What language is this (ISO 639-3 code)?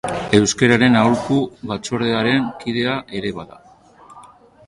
eus